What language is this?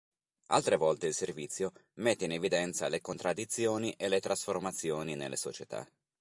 Italian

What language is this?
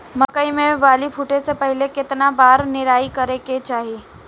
Bhojpuri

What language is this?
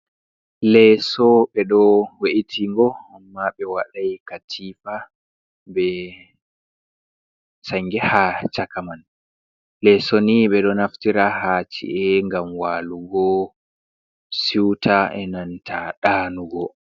Fula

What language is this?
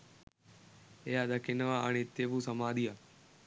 Sinhala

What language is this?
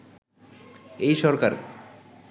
Bangla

